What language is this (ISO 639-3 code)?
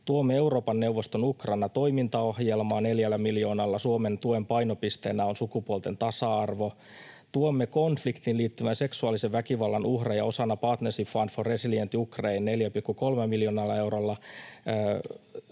fin